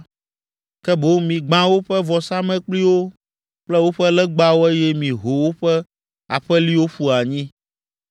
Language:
Ewe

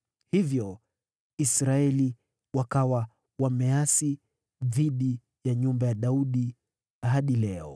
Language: Swahili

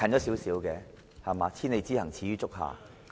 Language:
Cantonese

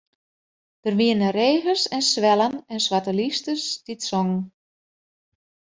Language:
Western Frisian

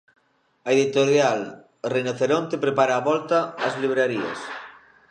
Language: Galician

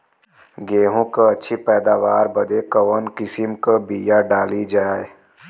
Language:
Bhojpuri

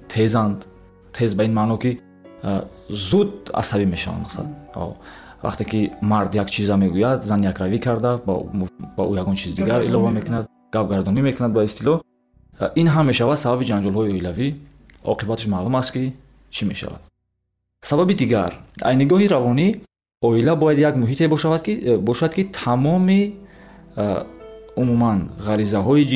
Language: Persian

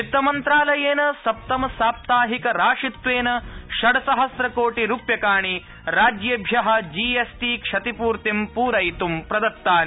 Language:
Sanskrit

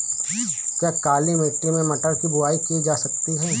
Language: Hindi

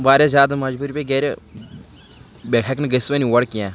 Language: Kashmiri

